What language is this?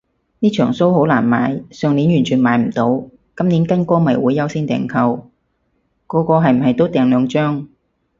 Cantonese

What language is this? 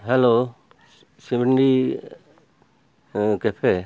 Santali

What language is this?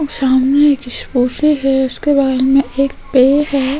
Hindi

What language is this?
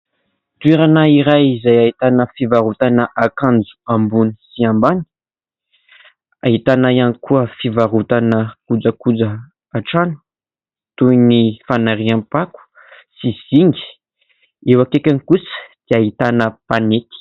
Malagasy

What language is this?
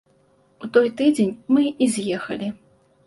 Belarusian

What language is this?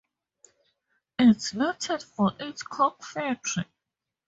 English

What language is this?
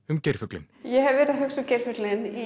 Icelandic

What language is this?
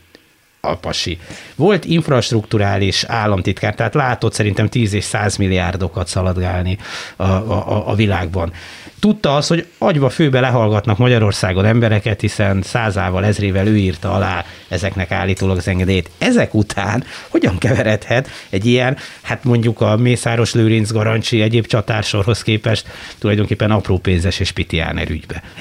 Hungarian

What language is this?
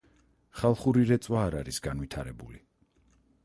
Georgian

